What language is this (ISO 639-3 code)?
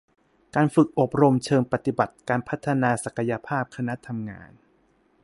tha